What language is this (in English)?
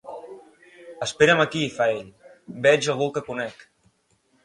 Catalan